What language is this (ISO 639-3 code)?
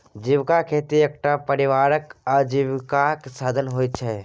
mai